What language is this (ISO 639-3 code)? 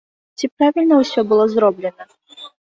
bel